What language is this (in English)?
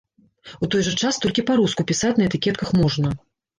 Belarusian